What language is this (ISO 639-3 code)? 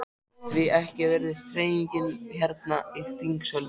isl